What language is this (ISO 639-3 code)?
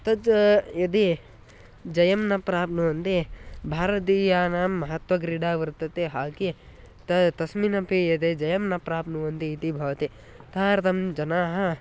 san